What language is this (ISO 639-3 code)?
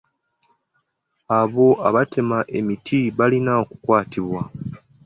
lug